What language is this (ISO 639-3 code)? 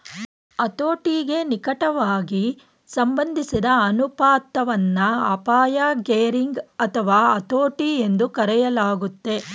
kan